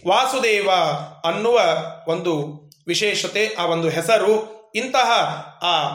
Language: Kannada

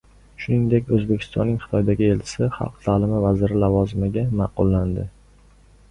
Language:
Uzbek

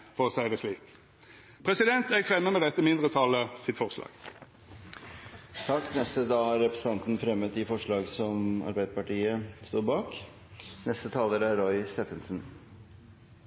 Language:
Norwegian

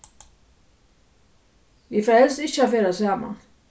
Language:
Faroese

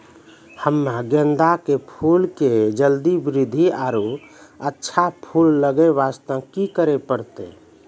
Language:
Maithili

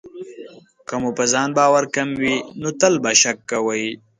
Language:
Pashto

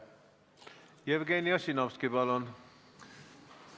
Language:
Estonian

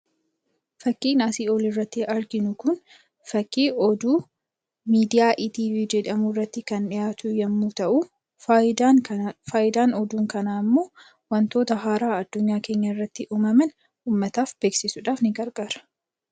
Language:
Oromo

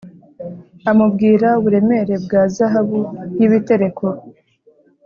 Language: Kinyarwanda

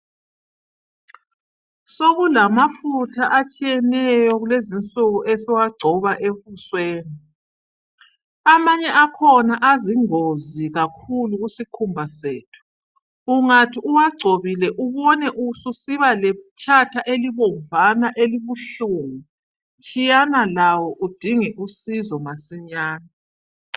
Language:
North Ndebele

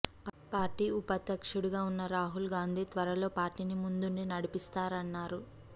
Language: Telugu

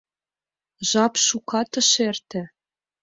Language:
Mari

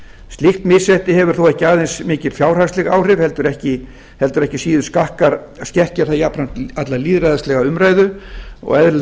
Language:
Icelandic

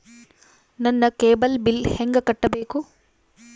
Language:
Kannada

